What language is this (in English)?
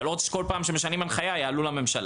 Hebrew